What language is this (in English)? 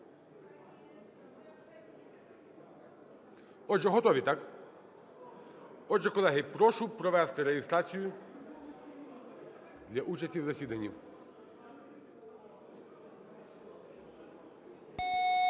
Ukrainian